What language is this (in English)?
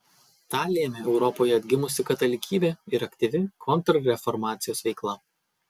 Lithuanian